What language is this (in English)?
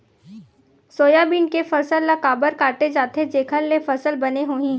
Chhattisgarhi